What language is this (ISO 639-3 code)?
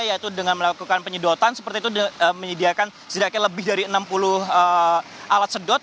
ind